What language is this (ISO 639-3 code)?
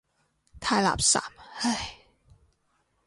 yue